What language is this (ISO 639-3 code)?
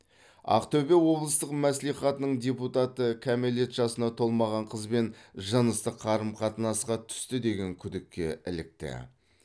kaz